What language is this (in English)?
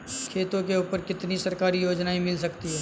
Hindi